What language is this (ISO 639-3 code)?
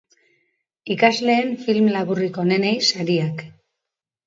eus